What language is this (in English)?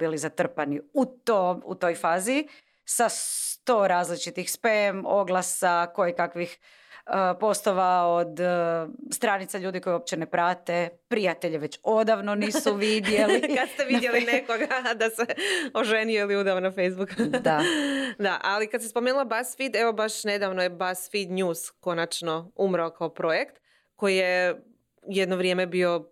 Croatian